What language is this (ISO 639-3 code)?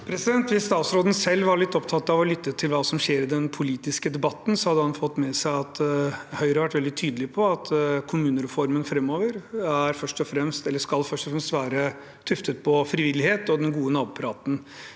nor